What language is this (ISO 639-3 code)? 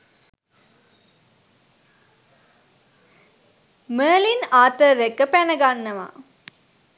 sin